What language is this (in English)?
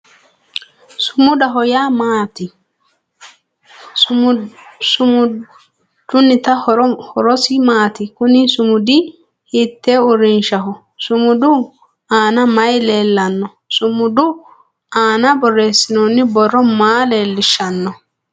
Sidamo